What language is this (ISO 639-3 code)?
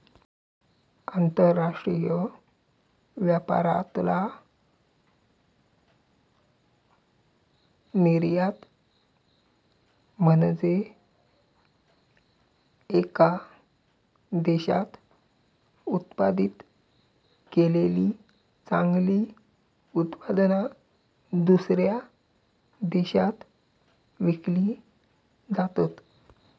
mar